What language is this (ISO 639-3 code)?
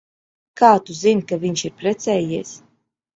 lav